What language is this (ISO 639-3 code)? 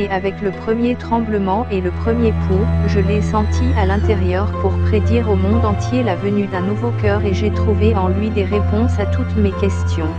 fra